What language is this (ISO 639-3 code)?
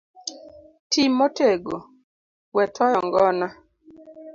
luo